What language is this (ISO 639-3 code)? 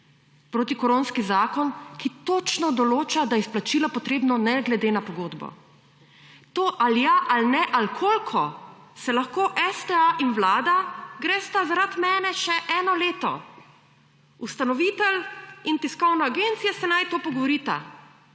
slv